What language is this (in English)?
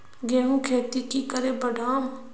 Magahi